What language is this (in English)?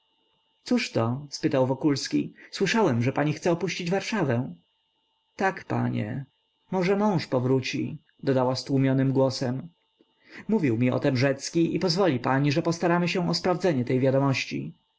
Polish